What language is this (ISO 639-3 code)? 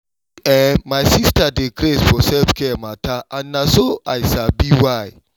pcm